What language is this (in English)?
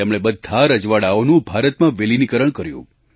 Gujarati